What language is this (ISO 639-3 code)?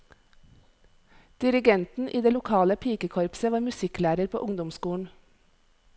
nor